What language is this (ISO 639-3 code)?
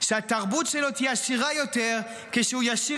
heb